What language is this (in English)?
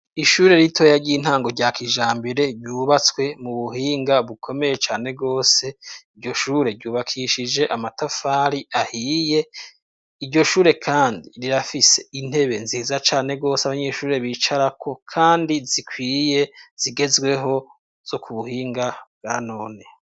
Rundi